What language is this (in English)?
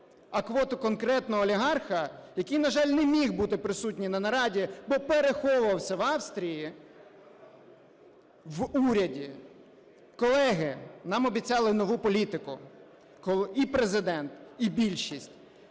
Ukrainian